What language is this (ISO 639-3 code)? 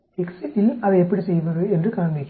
tam